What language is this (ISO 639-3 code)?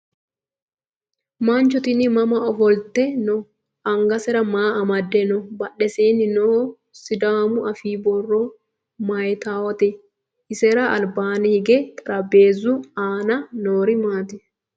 sid